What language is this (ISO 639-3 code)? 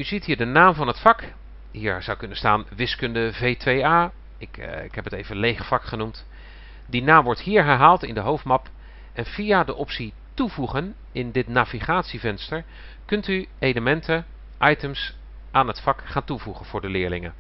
nld